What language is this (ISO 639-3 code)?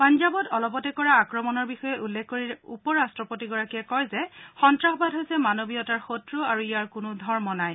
asm